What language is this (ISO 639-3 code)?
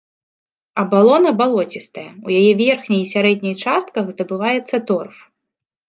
bel